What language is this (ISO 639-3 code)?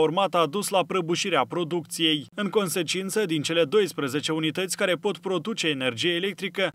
ron